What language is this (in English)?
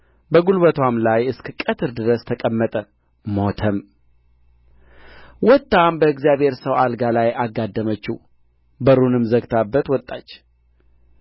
Amharic